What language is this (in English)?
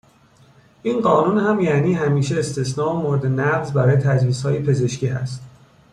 Persian